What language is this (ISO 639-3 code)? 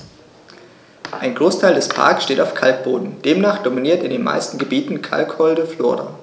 deu